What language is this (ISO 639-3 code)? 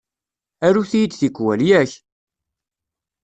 kab